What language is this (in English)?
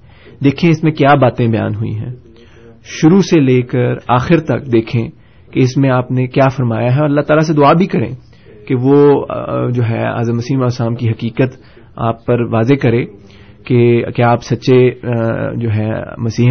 Urdu